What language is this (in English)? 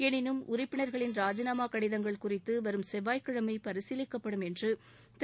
Tamil